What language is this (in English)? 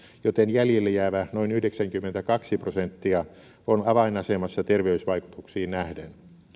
Finnish